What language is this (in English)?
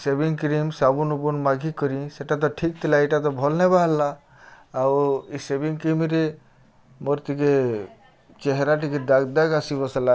Odia